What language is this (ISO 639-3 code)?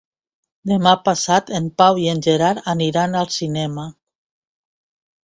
cat